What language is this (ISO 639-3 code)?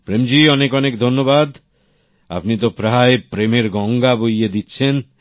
ben